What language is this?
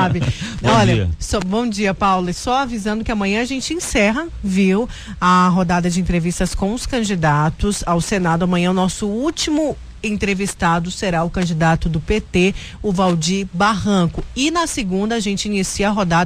Portuguese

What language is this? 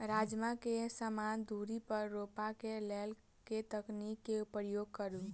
Maithili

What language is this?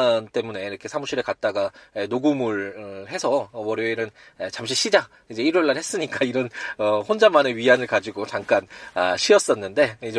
Korean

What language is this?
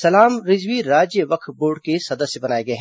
Hindi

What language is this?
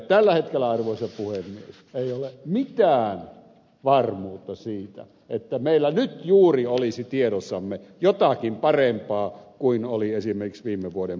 Finnish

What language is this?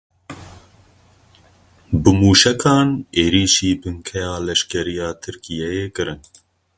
Kurdish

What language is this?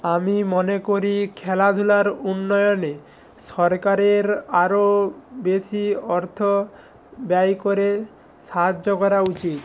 Bangla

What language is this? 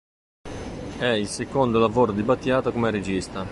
Italian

